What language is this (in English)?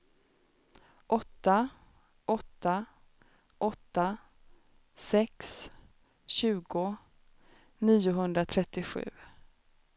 Swedish